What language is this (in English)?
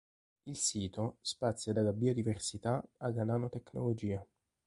Italian